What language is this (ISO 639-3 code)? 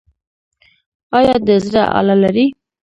pus